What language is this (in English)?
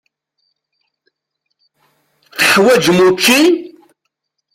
Kabyle